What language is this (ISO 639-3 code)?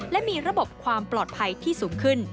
tha